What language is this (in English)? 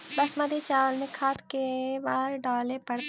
Magahi